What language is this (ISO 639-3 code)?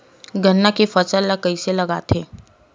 hne